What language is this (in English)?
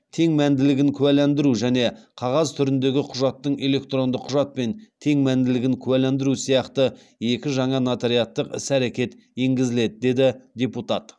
Kazakh